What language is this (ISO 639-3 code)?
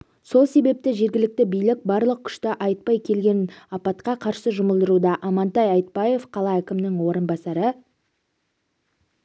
kaz